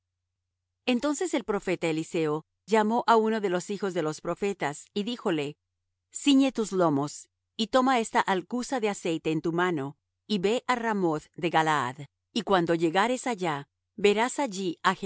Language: Spanish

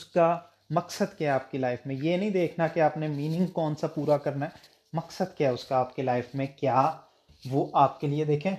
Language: Urdu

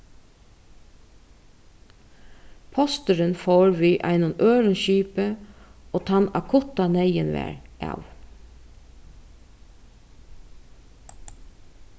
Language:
Faroese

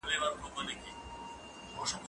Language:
Pashto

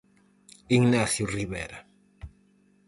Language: Galician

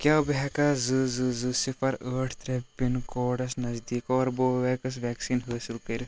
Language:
Kashmiri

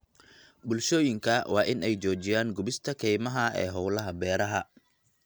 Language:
Somali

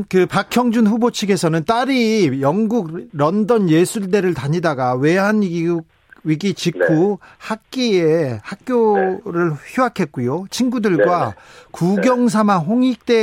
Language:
Korean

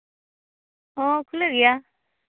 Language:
Santali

